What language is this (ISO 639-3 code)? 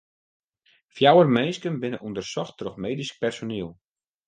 fry